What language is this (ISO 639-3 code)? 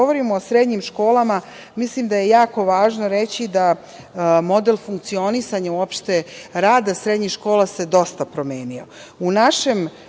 srp